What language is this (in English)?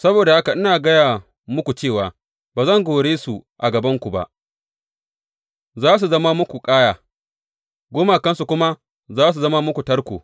Hausa